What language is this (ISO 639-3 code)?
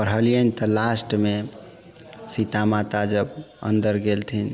mai